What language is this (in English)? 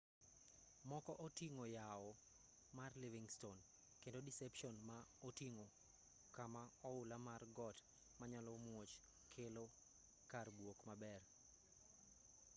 Luo (Kenya and Tanzania)